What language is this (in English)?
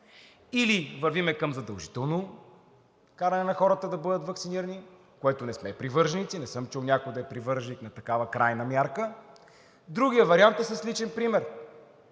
Bulgarian